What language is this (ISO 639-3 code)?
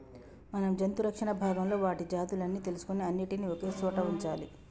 tel